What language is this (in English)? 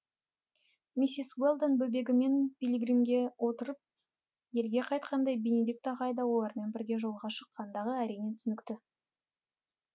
Kazakh